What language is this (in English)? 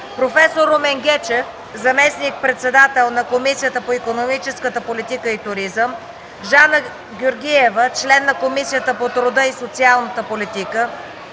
Bulgarian